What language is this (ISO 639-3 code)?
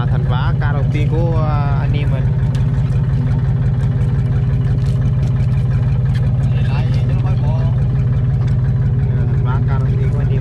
vie